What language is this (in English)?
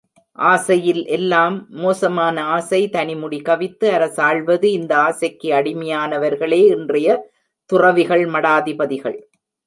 Tamil